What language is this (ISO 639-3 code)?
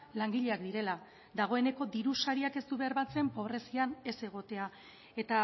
eus